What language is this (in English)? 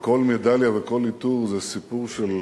Hebrew